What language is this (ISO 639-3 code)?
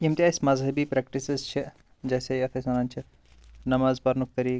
kas